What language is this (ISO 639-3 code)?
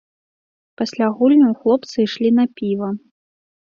bel